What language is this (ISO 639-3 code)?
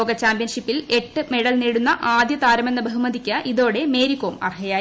mal